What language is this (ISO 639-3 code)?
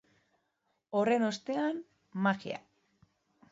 eus